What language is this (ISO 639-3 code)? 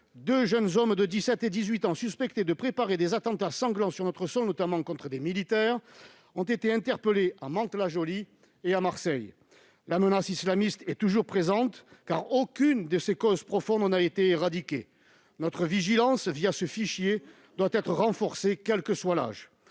fra